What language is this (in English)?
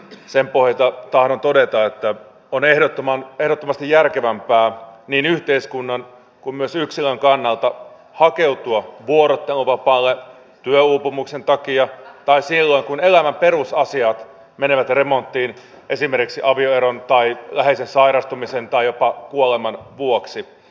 Finnish